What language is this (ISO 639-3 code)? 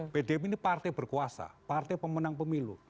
ind